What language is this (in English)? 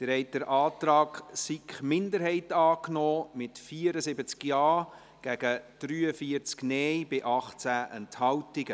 Swiss German